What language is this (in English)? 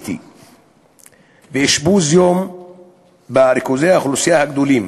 Hebrew